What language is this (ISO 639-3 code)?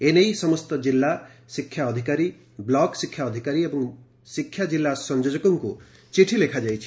ori